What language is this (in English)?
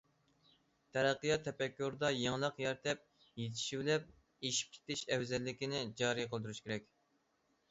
Uyghur